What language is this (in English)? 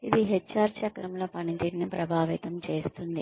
Telugu